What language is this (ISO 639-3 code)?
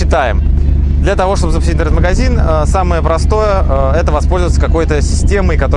rus